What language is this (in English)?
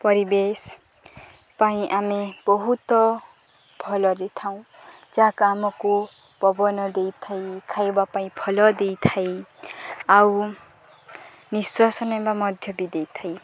Odia